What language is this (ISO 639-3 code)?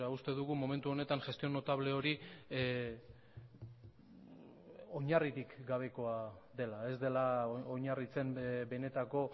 eus